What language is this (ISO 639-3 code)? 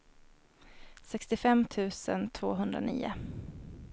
swe